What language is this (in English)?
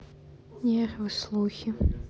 Russian